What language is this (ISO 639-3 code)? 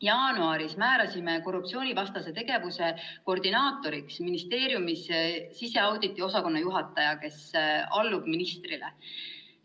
est